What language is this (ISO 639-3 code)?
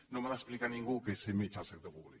cat